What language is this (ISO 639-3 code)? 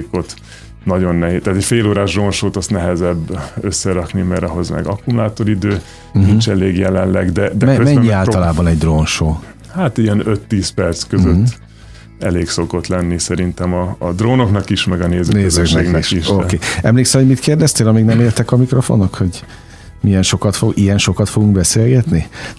hun